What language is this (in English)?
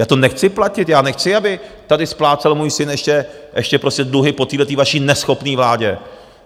Czech